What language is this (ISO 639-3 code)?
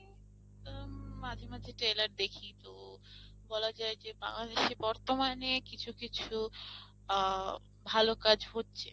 ben